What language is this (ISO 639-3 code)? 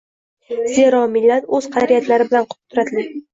uzb